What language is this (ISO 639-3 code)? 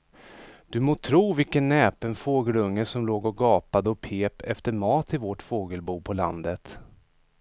swe